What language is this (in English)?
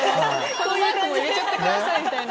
Japanese